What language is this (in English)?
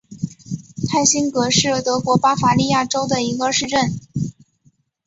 Chinese